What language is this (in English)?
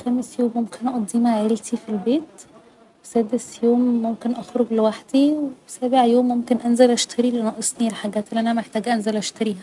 Egyptian Arabic